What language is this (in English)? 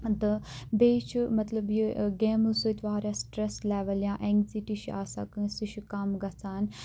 Kashmiri